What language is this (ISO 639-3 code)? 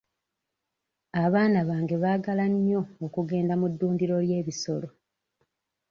lug